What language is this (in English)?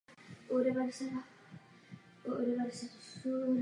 Czech